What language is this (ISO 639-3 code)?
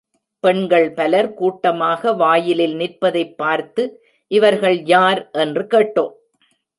tam